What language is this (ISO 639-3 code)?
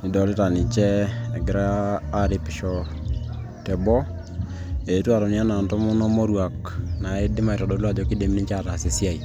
mas